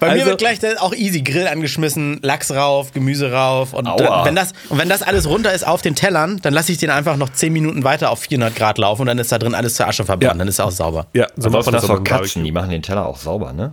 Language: German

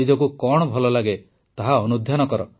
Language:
Odia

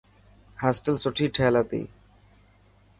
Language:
Dhatki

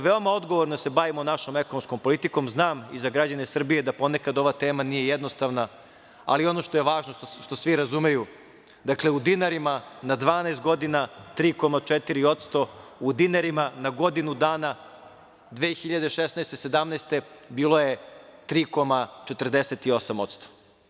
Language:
Serbian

